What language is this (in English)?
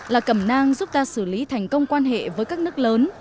Vietnamese